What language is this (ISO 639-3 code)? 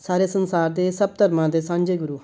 pan